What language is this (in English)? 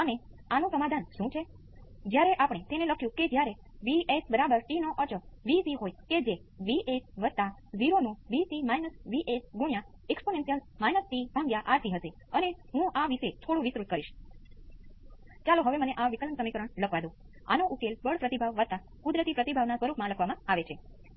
Gujarati